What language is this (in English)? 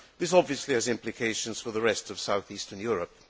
English